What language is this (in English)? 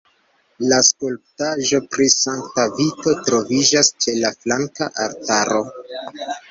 Esperanto